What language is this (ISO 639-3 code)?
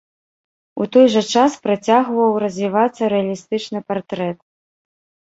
bel